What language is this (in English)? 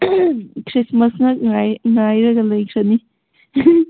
Manipuri